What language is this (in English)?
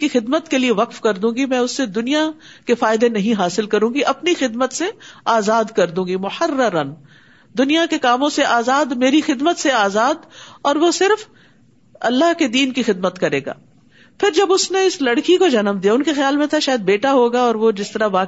Urdu